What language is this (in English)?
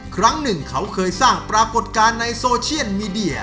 Thai